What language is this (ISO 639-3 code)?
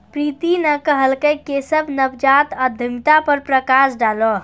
mai